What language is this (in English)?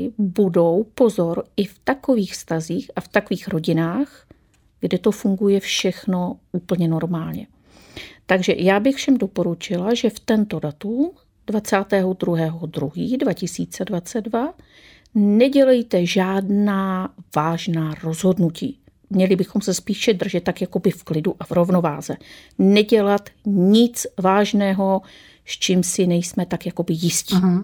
Czech